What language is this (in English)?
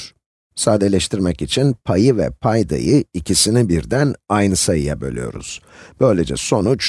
Turkish